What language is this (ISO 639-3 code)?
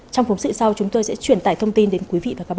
vie